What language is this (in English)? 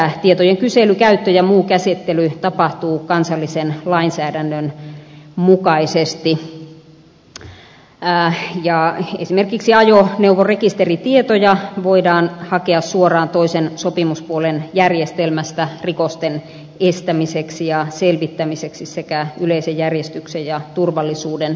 Finnish